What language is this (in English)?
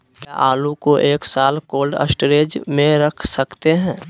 Magahi